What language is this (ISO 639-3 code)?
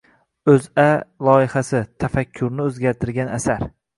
uzb